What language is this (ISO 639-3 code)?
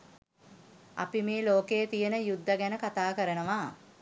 sin